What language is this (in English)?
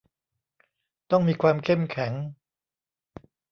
Thai